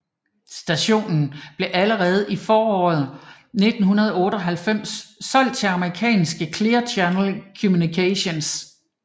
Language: Danish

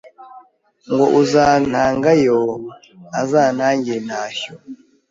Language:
Kinyarwanda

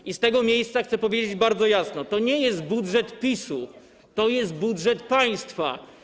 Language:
Polish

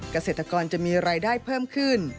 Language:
Thai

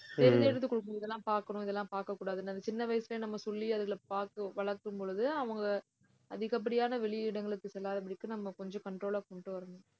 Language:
Tamil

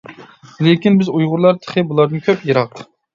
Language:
Uyghur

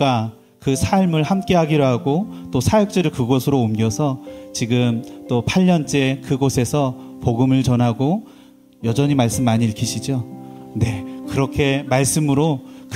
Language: Korean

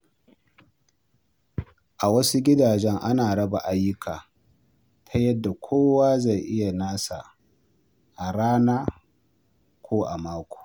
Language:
Hausa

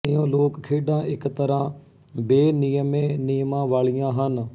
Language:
Punjabi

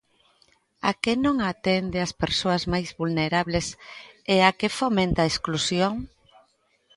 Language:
Galician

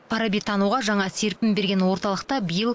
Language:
Kazakh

